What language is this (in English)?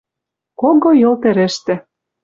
Western Mari